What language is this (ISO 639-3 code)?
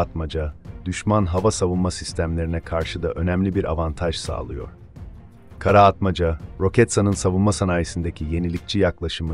tur